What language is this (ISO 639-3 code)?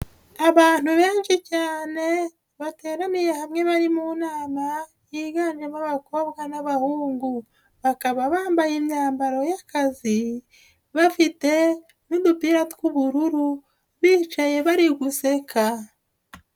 kin